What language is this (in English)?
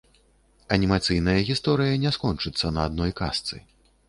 Belarusian